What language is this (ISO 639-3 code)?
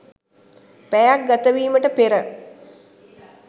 sin